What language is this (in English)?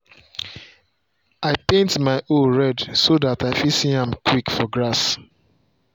Nigerian Pidgin